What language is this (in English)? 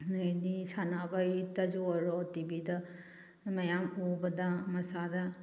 Manipuri